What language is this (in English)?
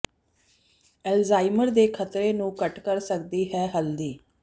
Punjabi